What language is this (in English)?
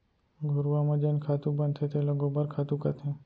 Chhattisgarhi